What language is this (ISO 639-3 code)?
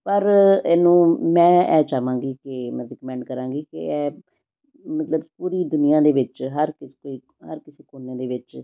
pan